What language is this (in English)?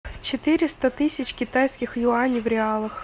Russian